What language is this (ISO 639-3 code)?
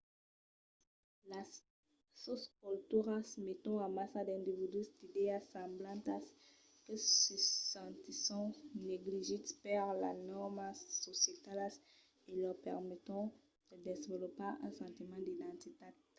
oci